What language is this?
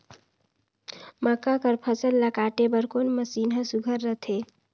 Chhattisgarhi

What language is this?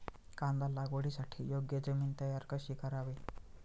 Marathi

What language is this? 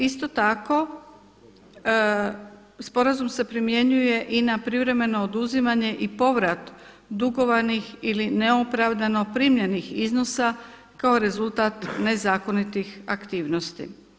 Croatian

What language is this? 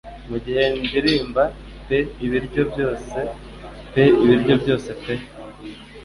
Kinyarwanda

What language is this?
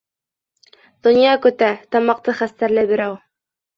Bashkir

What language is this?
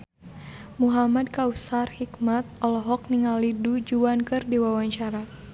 Sundanese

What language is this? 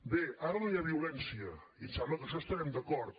Catalan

